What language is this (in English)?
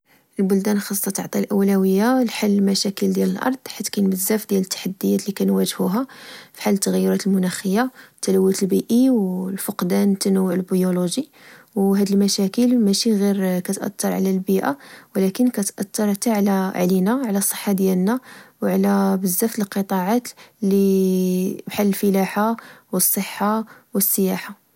Moroccan Arabic